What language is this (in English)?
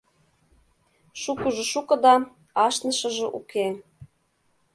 Mari